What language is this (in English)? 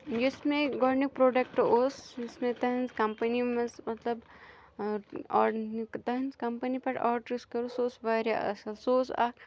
Kashmiri